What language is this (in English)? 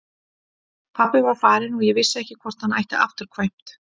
Icelandic